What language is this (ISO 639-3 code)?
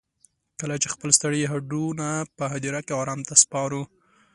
pus